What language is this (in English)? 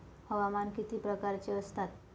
Marathi